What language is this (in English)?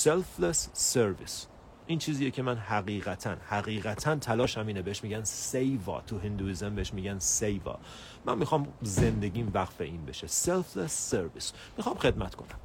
Persian